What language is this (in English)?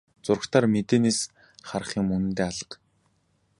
Mongolian